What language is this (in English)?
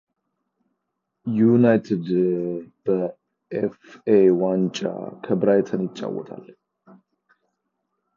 Amharic